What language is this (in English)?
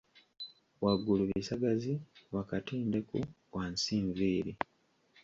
Ganda